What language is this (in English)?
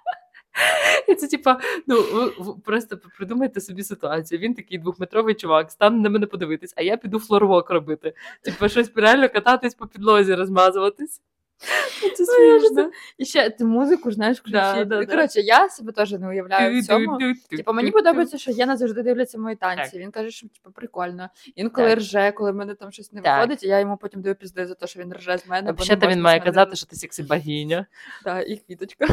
Ukrainian